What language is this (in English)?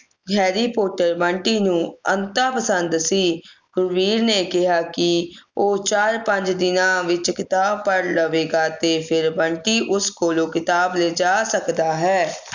Punjabi